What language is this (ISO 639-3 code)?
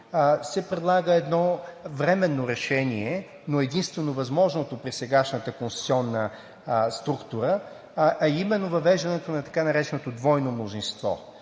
bul